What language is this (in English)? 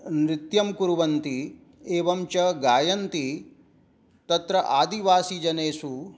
Sanskrit